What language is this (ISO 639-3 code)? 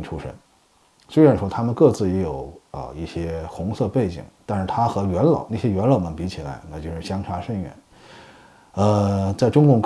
zho